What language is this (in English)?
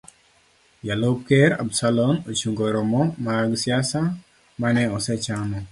Luo (Kenya and Tanzania)